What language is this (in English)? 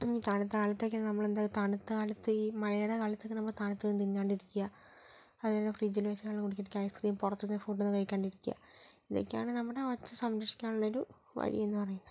Malayalam